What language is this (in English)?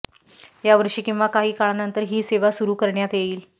Marathi